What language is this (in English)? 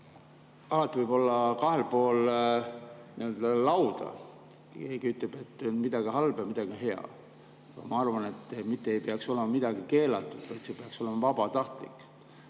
Estonian